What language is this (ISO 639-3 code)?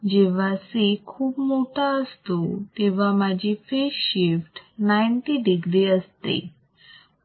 mar